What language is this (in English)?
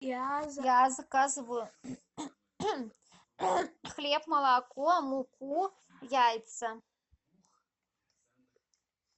Russian